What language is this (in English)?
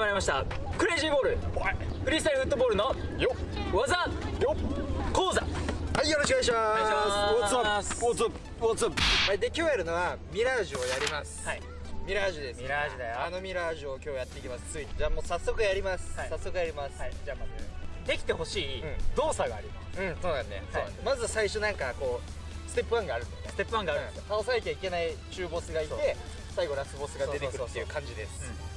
Japanese